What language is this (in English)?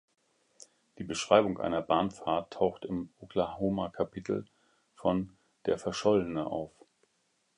German